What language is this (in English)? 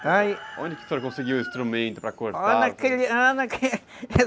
Portuguese